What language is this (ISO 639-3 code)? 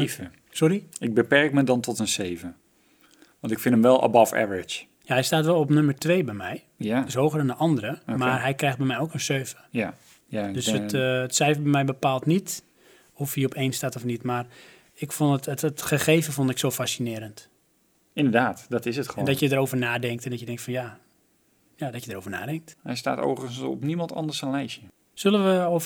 nld